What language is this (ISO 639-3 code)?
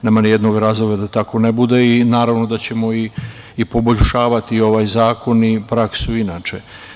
srp